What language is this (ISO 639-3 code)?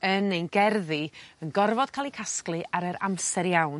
cym